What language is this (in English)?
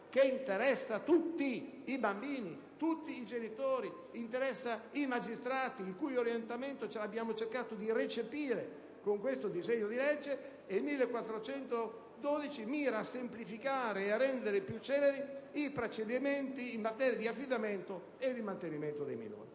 Italian